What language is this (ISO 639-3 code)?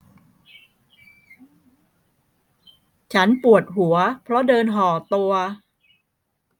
tha